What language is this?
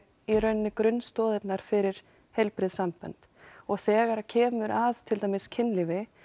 Icelandic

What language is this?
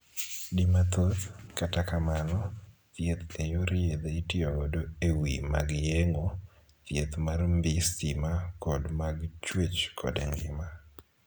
Luo (Kenya and Tanzania)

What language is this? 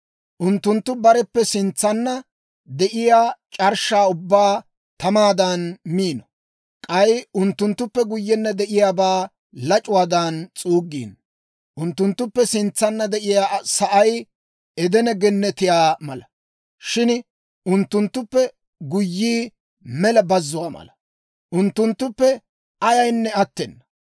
Dawro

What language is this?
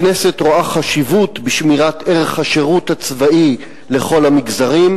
Hebrew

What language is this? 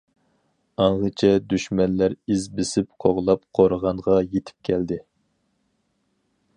Uyghur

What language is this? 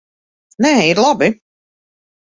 Latvian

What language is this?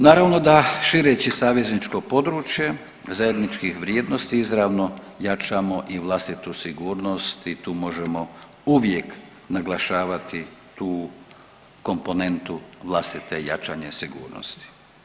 Croatian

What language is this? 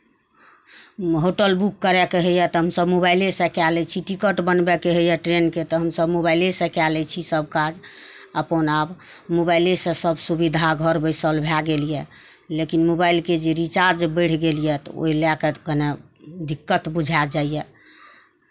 Maithili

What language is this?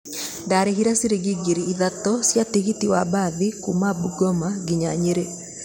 Kikuyu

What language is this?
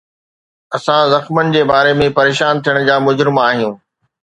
Sindhi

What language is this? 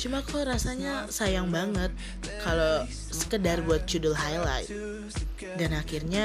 Indonesian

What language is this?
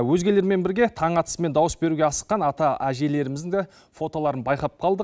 Kazakh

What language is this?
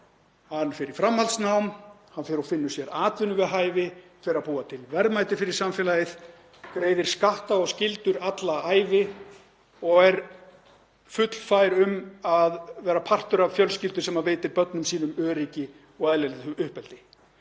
Icelandic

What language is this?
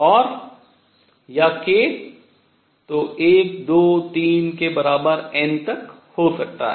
Hindi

